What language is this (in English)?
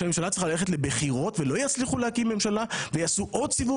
Hebrew